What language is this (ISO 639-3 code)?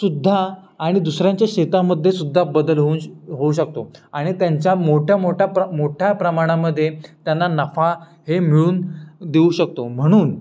mar